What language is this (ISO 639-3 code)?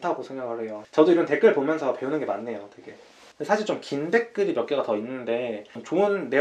kor